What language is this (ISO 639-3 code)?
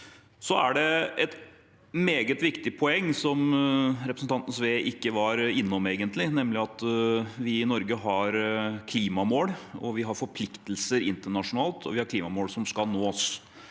nor